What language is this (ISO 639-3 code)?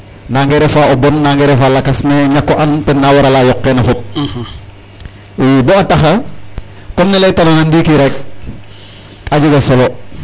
srr